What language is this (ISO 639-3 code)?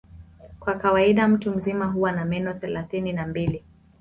swa